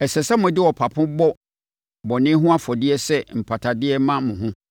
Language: Akan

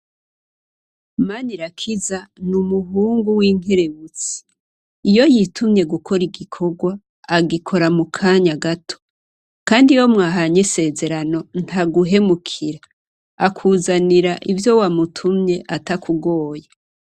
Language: Rundi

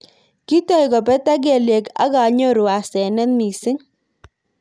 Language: Kalenjin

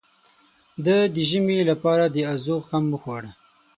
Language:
Pashto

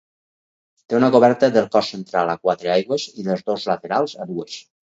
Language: Catalan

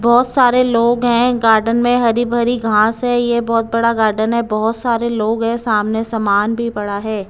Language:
Hindi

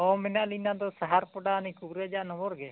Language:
Santali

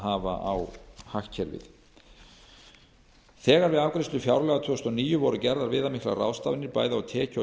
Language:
Icelandic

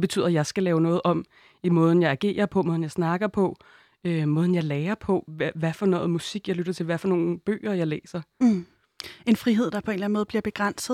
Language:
Danish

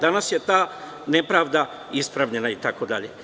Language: Serbian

